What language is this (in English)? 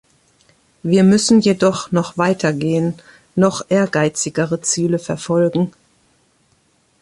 German